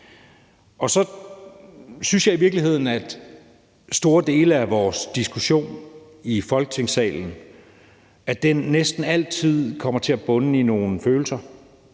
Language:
Danish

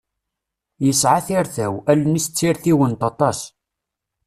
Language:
Kabyle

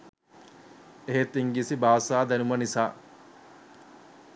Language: Sinhala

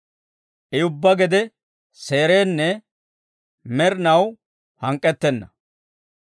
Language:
Dawro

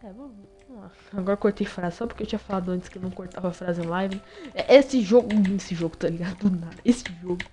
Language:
Portuguese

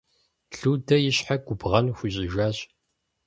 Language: Kabardian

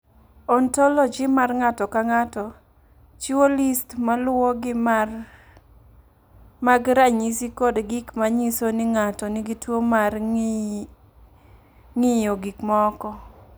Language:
Luo (Kenya and Tanzania)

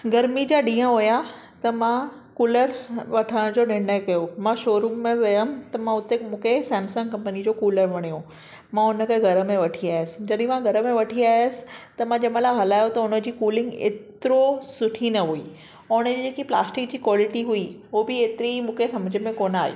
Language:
Sindhi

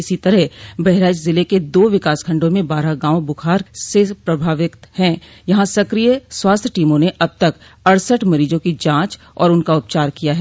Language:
Hindi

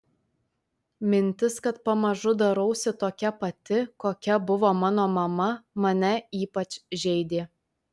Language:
Lithuanian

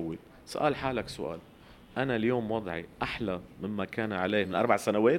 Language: Arabic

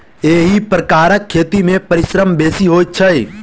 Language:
Maithili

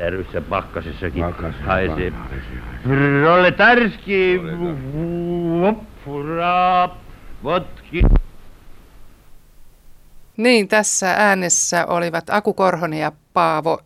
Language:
Finnish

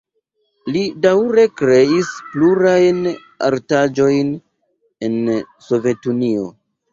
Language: Esperanto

